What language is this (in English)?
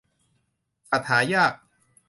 Thai